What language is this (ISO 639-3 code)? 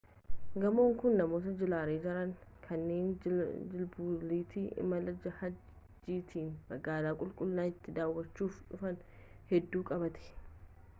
orm